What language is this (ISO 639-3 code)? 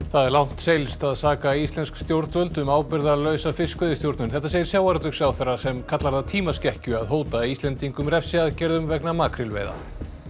isl